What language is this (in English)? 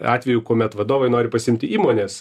Lithuanian